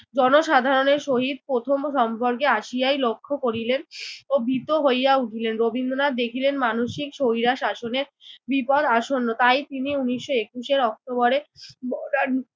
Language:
Bangla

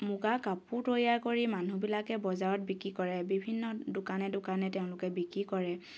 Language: Assamese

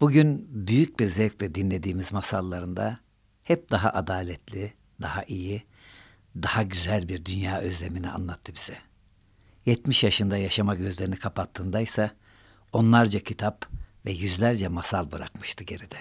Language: Turkish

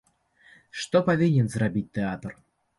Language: Belarusian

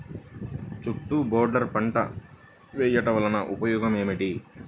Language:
Telugu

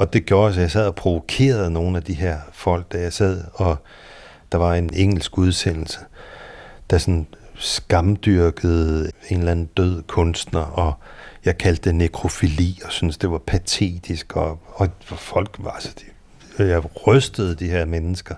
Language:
Danish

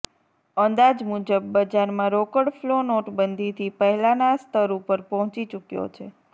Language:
Gujarati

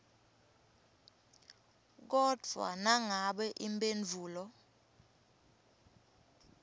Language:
Swati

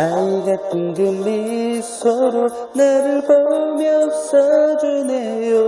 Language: Korean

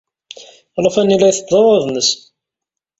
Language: Kabyle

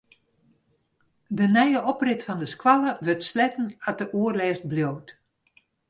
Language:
Western Frisian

